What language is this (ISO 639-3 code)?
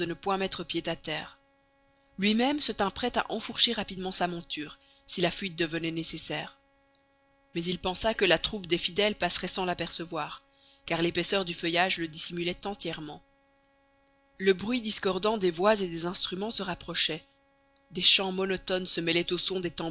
fra